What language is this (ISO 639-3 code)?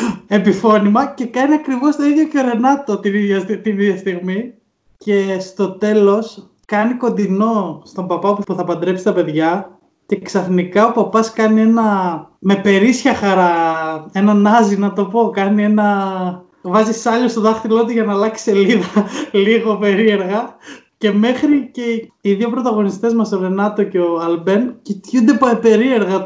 ell